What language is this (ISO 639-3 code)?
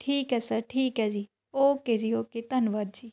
pan